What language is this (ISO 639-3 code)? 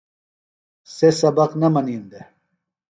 phl